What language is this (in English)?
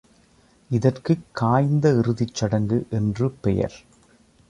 Tamil